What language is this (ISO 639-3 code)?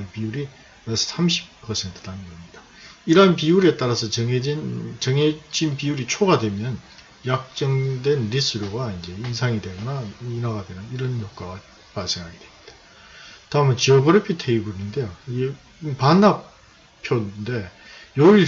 kor